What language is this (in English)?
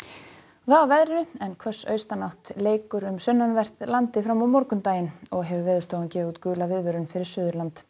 Icelandic